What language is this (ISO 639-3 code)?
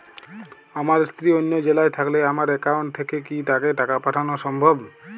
ben